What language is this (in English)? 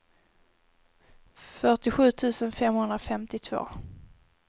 Swedish